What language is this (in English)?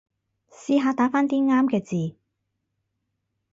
Cantonese